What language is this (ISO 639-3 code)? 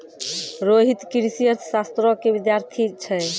mai